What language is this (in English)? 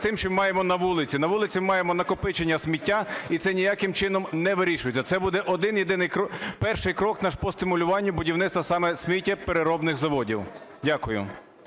Ukrainian